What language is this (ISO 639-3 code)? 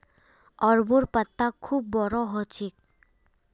mag